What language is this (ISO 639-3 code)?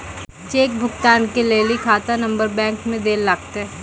mai